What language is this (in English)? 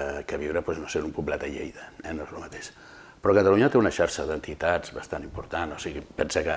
Spanish